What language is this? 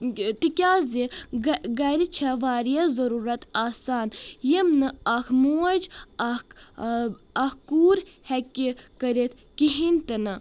Kashmiri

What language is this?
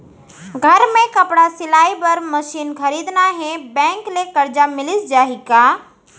Chhattisgarhi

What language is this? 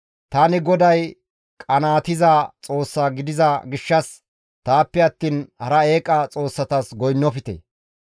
Gamo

